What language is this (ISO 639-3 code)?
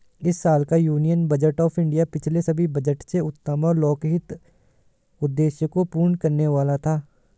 hin